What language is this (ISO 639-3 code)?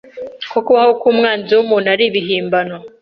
kin